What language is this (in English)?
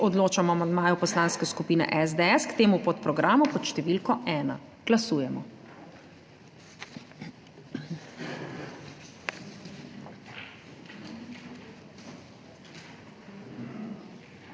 Slovenian